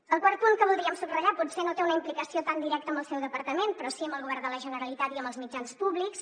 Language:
Catalan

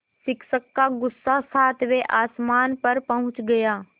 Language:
Hindi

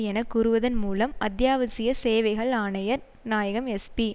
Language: Tamil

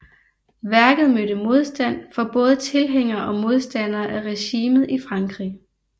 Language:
Danish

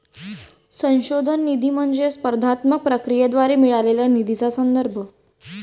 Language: Marathi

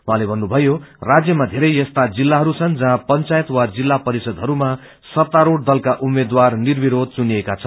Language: Nepali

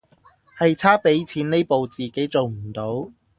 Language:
Cantonese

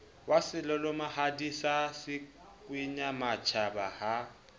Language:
Southern Sotho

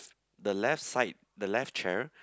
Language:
English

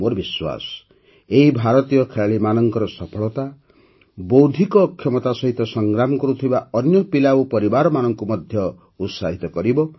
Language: Odia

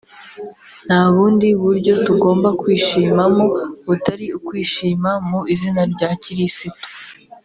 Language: Kinyarwanda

